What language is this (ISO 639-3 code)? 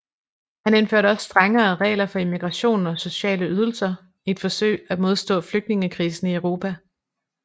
dan